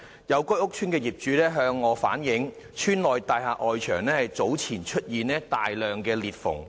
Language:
Cantonese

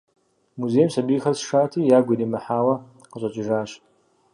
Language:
Kabardian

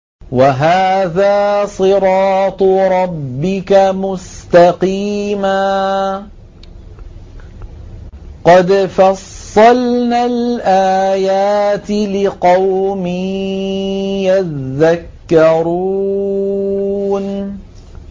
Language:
Arabic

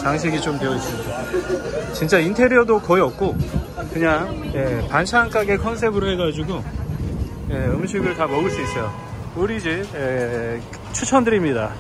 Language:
Korean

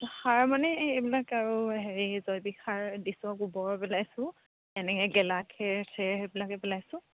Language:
Assamese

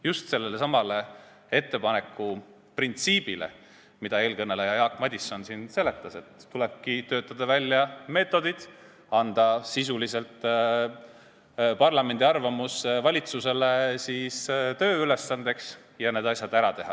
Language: Estonian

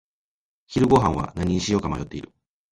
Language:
Japanese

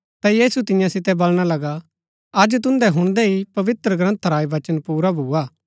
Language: Gaddi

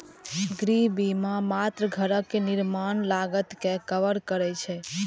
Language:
Maithili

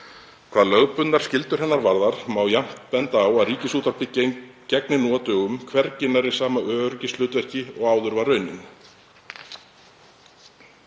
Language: Icelandic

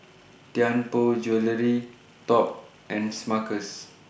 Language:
English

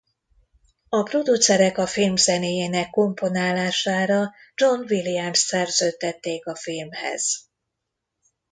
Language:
Hungarian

